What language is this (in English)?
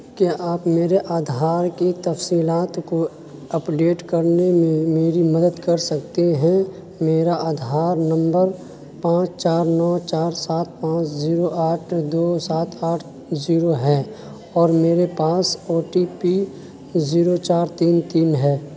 Urdu